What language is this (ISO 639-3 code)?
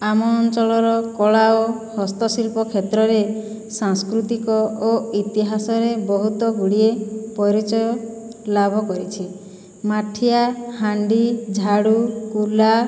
ori